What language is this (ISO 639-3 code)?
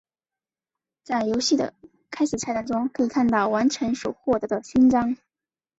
zho